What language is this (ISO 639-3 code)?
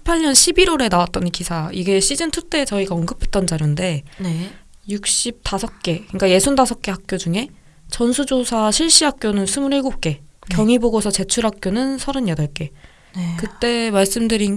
kor